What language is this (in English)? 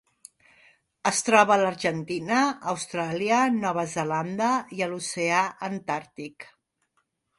Catalan